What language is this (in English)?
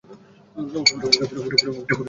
Bangla